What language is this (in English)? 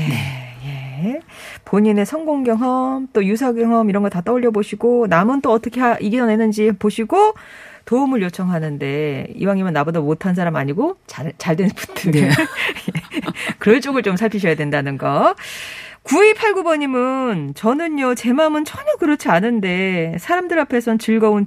Korean